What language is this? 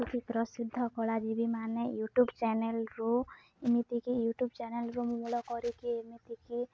Odia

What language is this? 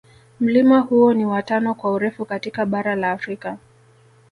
Swahili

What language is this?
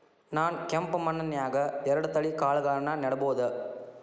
Kannada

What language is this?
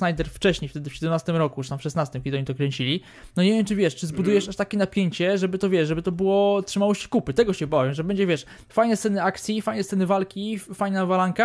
Polish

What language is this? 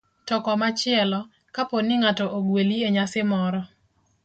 Luo (Kenya and Tanzania)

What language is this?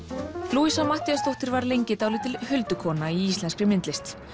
Icelandic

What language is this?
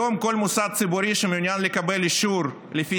Hebrew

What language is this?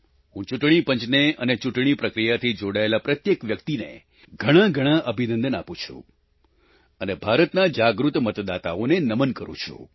Gujarati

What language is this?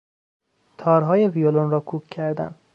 Persian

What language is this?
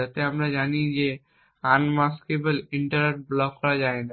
Bangla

